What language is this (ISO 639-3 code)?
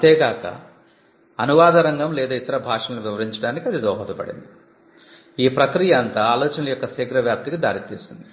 tel